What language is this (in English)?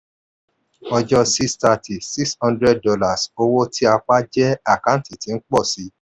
Yoruba